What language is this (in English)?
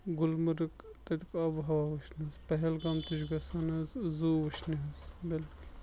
Kashmiri